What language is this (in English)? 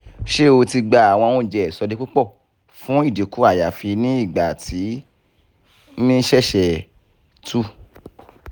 Yoruba